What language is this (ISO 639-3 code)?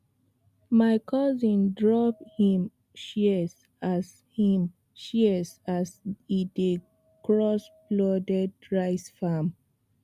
pcm